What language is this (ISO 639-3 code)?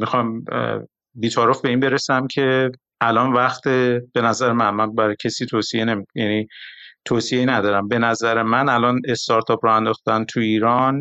fas